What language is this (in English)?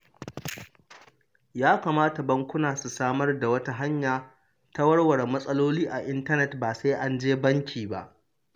Hausa